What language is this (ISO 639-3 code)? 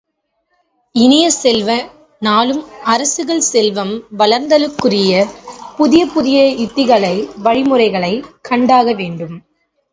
tam